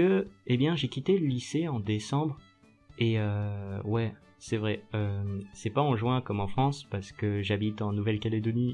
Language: French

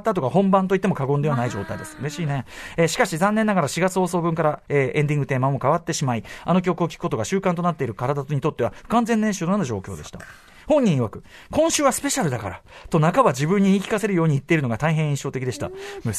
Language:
Japanese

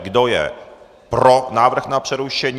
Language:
Czech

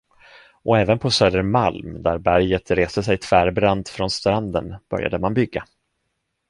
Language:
Swedish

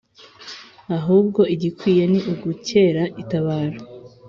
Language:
Kinyarwanda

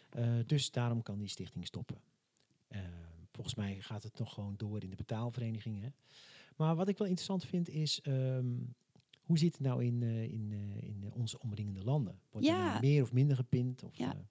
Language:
Dutch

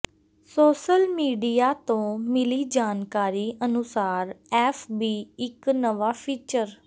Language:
Punjabi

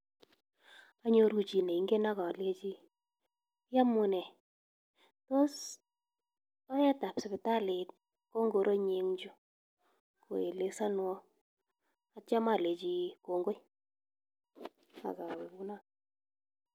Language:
Kalenjin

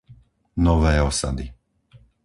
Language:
Slovak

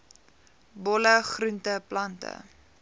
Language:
Afrikaans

